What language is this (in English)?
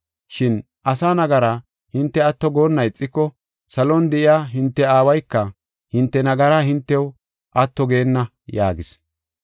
Gofa